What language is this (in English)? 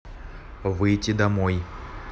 Russian